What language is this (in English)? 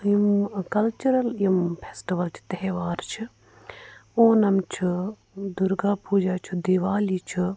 Kashmiri